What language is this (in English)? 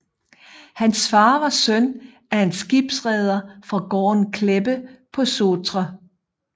Danish